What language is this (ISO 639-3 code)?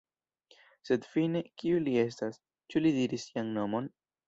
epo